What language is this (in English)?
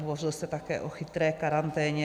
Czech